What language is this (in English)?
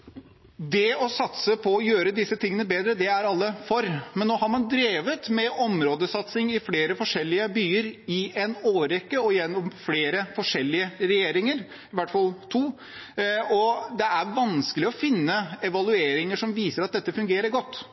Norwegian Bokmål